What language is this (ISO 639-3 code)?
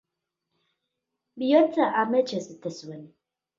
eus